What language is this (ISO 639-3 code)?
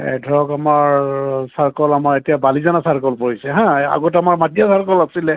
asm